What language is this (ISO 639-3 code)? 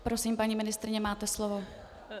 ces